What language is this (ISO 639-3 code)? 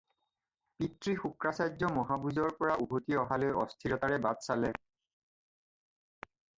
asm